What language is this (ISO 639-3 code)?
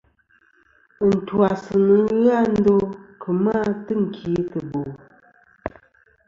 bkm